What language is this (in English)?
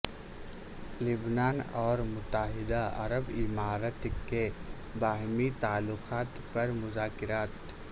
Urdu